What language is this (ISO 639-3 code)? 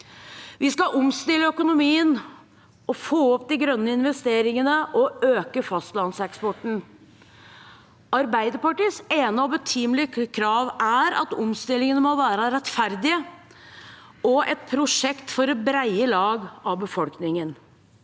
nor